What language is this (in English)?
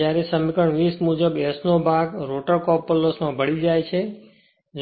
Gujarati